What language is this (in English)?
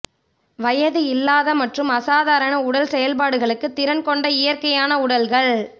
Tamil